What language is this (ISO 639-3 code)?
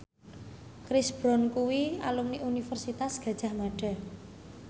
jav